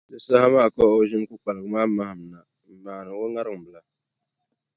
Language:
Dagbani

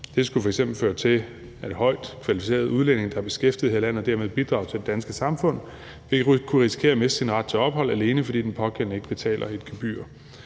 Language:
Danish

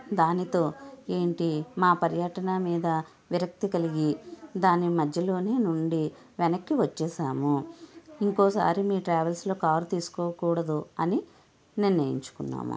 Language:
Telugu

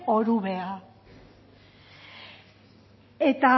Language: Basque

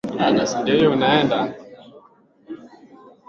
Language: Swahili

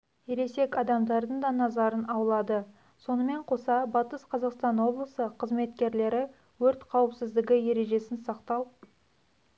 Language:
Kazakh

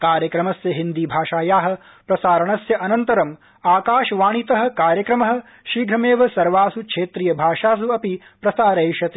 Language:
Sanskrit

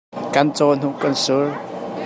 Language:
Hakha Chin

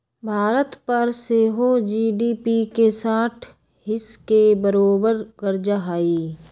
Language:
Magahi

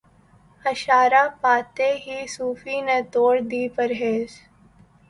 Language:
Urdu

